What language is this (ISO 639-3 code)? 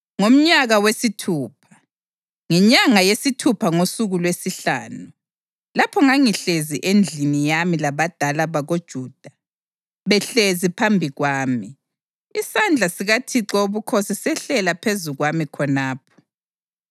nde